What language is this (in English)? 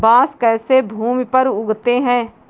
Hindi